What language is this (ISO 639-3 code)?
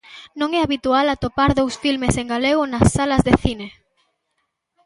glg